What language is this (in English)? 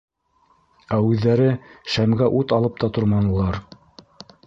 Bashkir